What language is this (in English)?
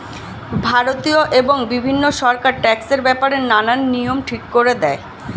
Bangla